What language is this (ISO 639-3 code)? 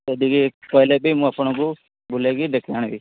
ori